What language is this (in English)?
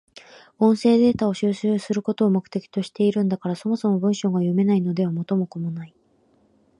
Japanese